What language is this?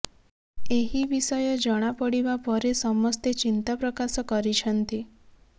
Odia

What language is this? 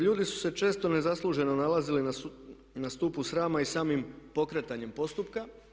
Croatian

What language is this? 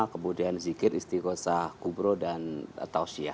Indonesian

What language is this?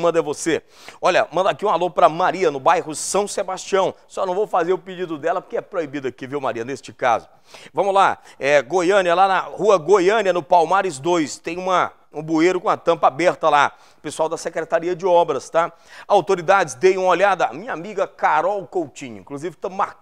Portuguese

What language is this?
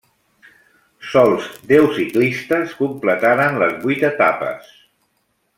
Catalan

